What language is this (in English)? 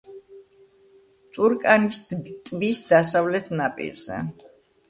Georgian